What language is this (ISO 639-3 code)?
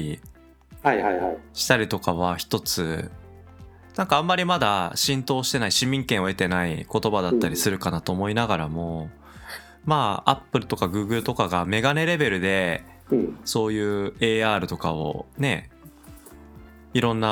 jpn